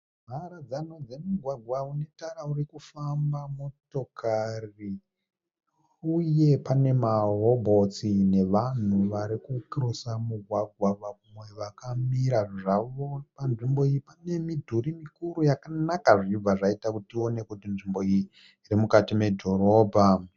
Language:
Shona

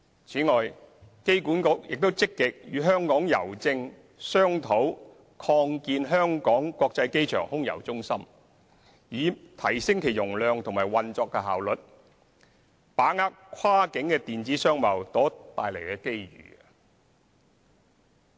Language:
Cantonese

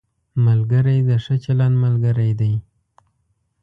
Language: Pashto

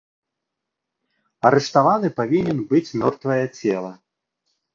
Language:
Belarusian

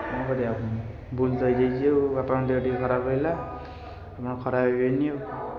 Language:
Odia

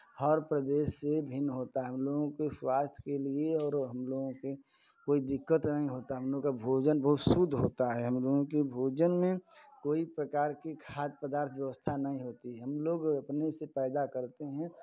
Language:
Hindi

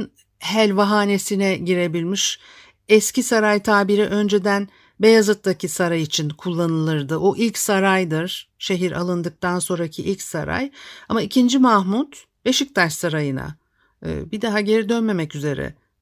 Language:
Turkish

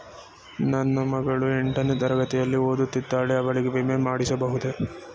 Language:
Kannada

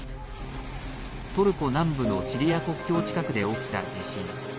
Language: Japanese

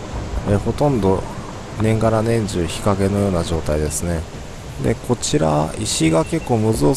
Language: Japanese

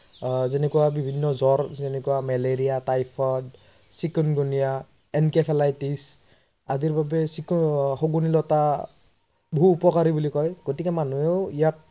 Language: Assamese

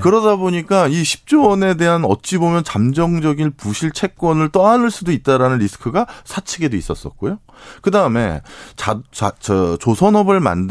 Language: Korean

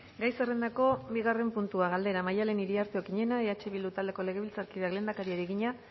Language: Basque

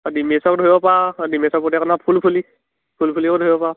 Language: Assamese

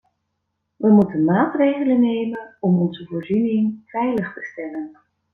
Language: Dutch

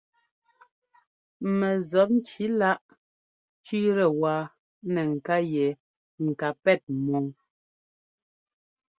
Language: Ngomba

